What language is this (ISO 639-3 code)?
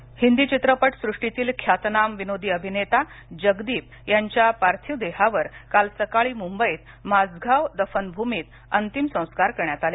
mar